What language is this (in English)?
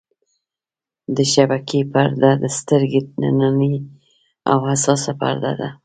Pashto